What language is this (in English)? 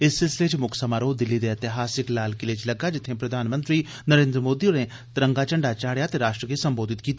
Dogri